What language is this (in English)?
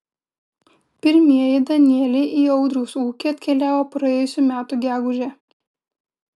Lithuanian